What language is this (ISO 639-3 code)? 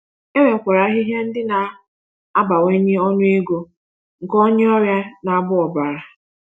ibo